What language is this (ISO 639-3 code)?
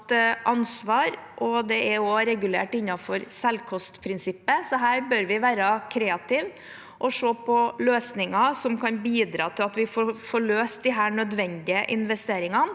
nor